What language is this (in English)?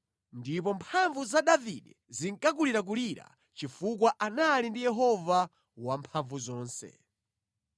Nyanja